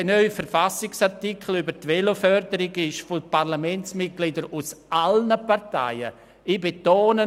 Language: Swiss German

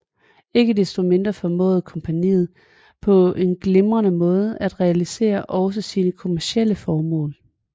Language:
Danish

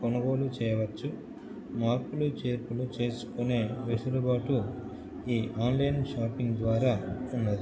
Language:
Telugu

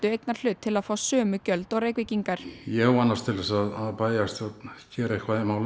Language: Icelandic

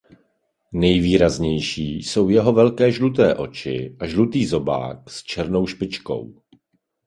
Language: Czech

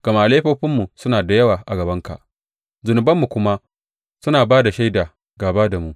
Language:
Hausa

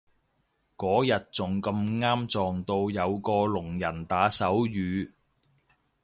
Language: Cantonese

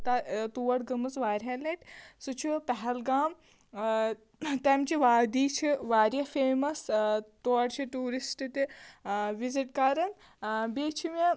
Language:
Kashmiri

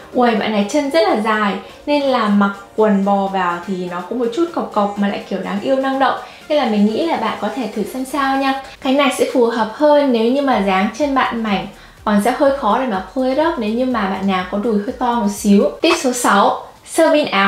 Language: Vietnamese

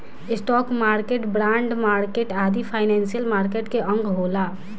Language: Bhojpuri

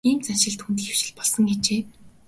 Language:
Mongolian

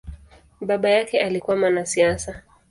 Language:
Swahili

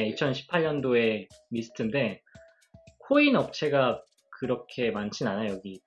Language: Korean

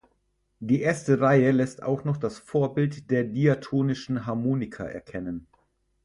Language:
German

